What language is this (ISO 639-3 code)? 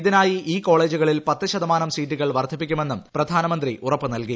mal